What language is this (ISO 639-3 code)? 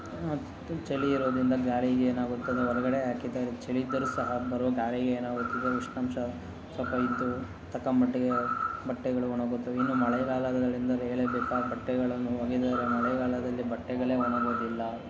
kan